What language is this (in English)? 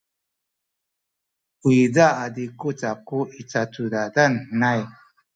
Sakizaya